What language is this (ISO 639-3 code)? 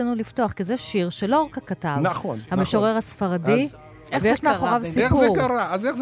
heb